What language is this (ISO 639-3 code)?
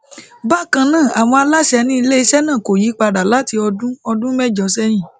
yor